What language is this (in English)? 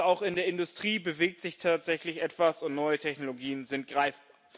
German